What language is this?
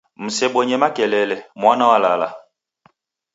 Taita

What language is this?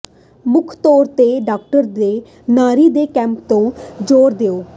Punjabi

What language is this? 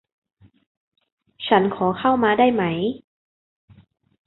Thai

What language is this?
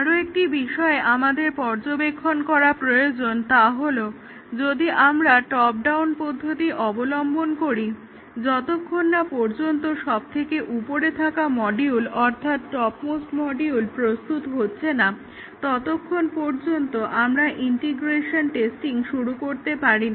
Bangla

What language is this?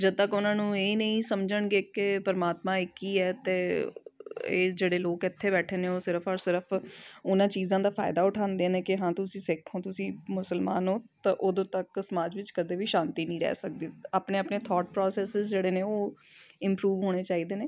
Punjabi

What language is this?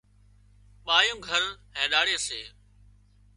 Wadiyara Koli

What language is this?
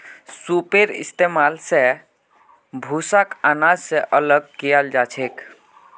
Magahi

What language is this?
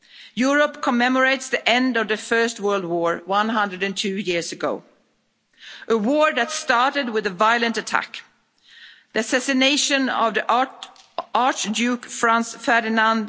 English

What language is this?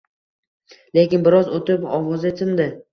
Uzbek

